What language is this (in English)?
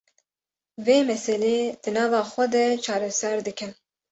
Kurdish